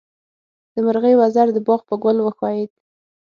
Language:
Pashto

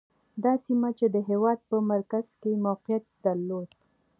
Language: Pashto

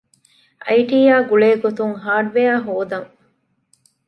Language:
Divehi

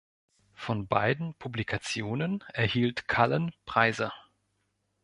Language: German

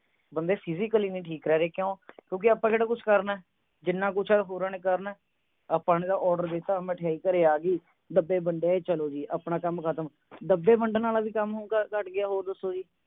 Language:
Punjabi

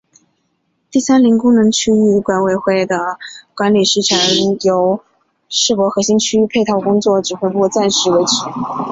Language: Chinese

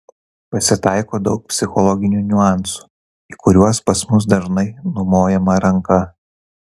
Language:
Lithuanian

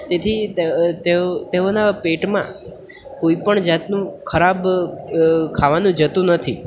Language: Gujarati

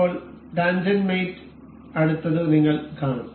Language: Malayalam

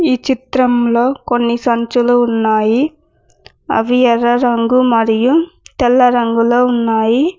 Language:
Telugu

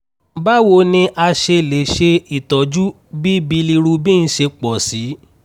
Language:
Yoruba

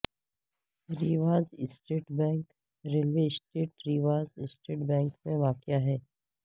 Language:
Urdu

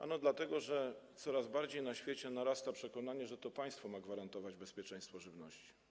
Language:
Polish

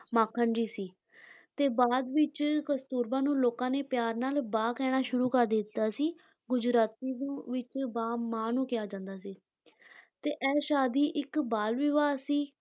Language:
Punjabi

